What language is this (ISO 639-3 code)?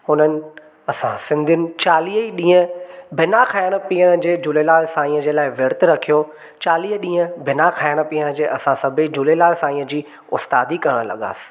snd